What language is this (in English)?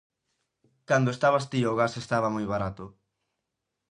Galician